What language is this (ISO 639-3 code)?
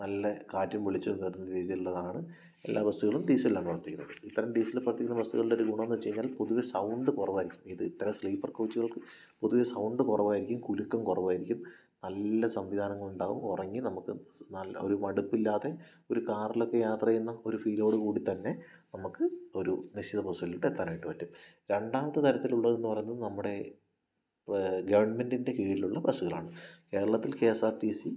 mal